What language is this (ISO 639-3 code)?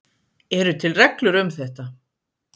isl